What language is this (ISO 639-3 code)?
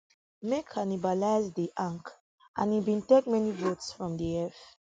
pcm